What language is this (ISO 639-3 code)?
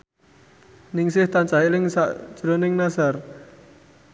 jav